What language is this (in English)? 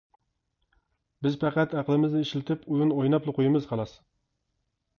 Uyghur